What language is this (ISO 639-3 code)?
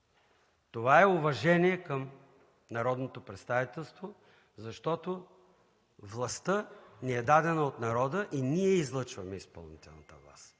bul